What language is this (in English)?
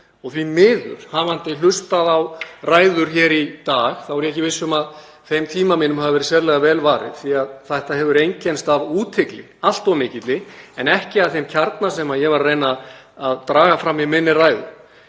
Icelandic